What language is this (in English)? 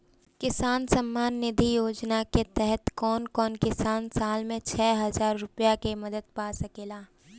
Bhojpuri